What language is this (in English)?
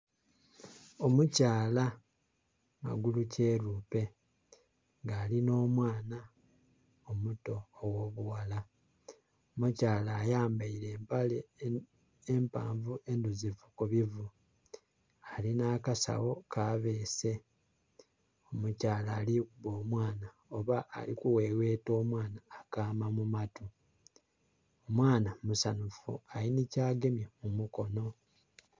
Soga